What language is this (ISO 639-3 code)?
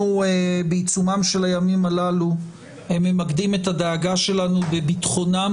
heb